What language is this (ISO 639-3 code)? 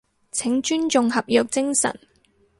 yue